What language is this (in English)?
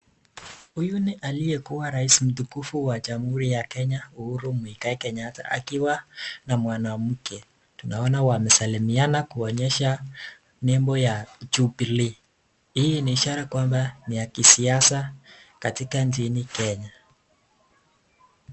Swahili